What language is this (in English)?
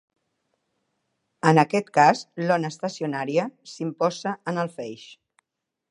Catalan